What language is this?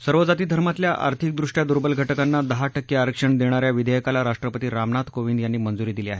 Marathi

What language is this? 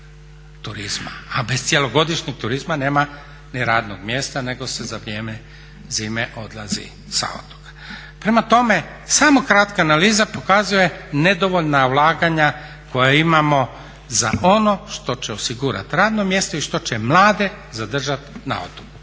Croatian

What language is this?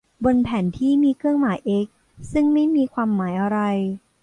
Thai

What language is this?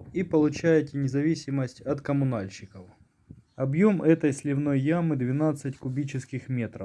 Russian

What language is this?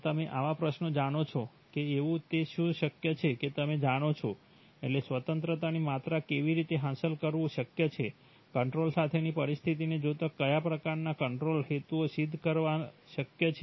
Gujarati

